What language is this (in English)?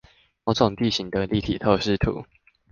Chinese